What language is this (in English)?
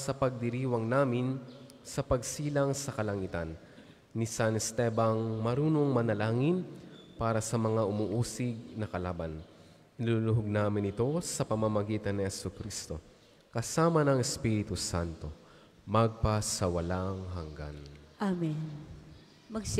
Filipino